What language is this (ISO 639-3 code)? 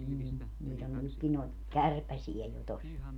fin